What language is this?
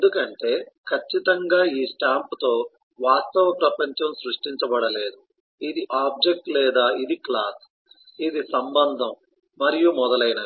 Telugu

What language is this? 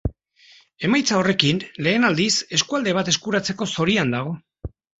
Basque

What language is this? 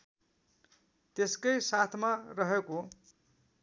Nepali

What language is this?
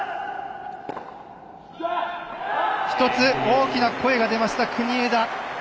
Japanese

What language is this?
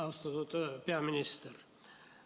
Estonian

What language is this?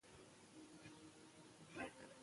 Pashto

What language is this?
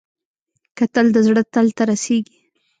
Pashto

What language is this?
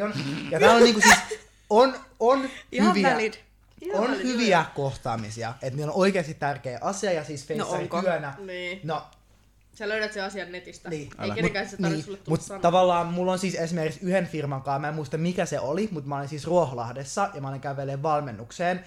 Finnish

